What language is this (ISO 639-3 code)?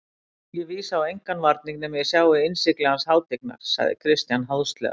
isl